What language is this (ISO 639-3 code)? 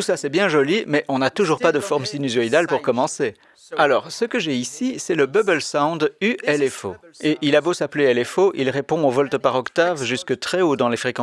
fra